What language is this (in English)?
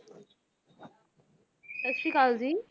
Punjabi